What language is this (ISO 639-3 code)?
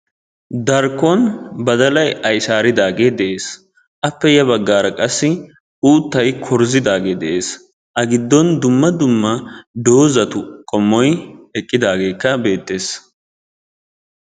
wal